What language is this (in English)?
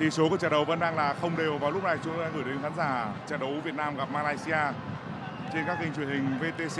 Vietnamese